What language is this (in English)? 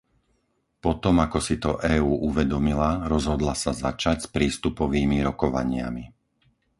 Slovak